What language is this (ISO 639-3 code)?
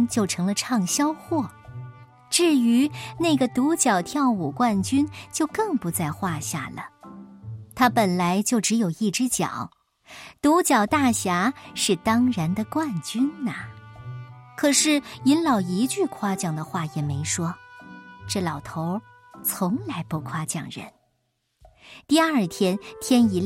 zho